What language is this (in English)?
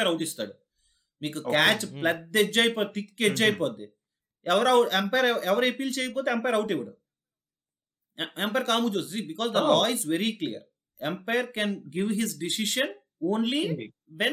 Telugu